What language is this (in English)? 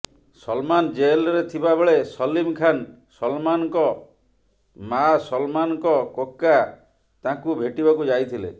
Odia